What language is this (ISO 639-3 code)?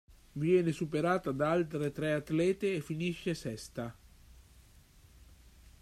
ita